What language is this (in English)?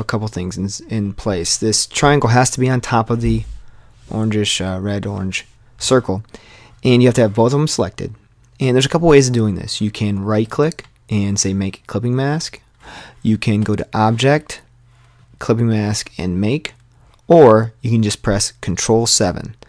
English